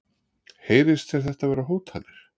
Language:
Icelandic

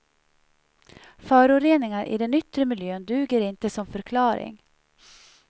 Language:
Swedish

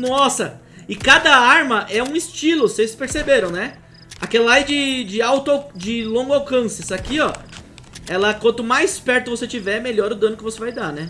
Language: Portuguese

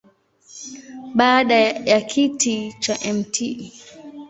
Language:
Swahili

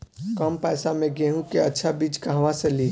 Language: Bhojpuri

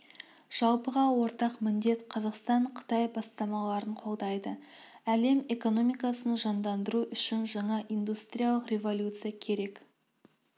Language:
Kazakh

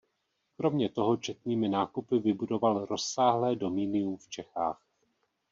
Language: Czech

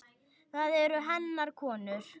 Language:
Icelandic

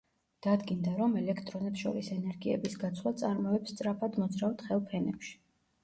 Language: Georgian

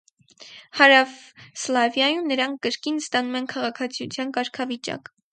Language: Armenian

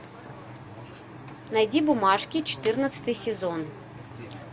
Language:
Russian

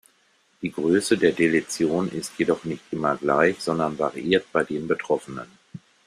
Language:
German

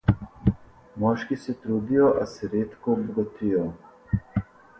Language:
Slovenian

